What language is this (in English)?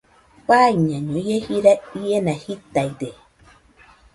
Nüpode Huitoto